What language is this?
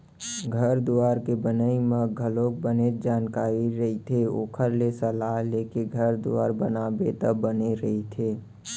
Chhattisgarhi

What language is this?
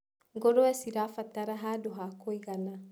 Kikuyu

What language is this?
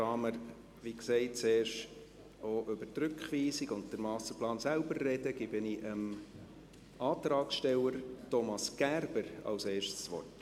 Swiss German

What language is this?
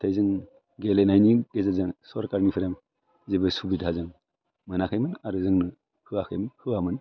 Bodo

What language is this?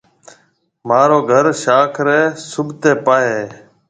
Marwari (Pakistan)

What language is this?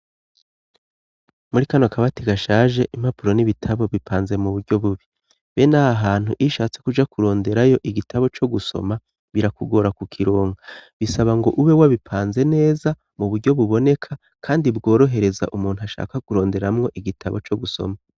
Rundi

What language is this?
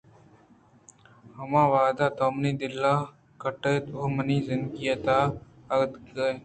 Eastern Balochi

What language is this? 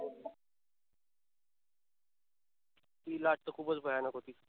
Marathi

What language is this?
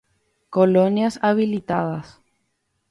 Guarani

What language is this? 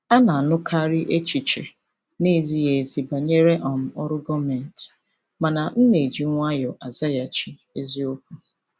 Igbo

